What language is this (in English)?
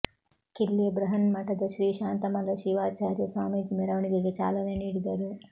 Kannada